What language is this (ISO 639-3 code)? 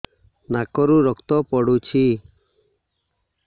ori